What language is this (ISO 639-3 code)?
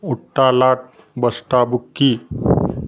mar